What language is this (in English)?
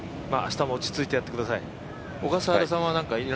Japanese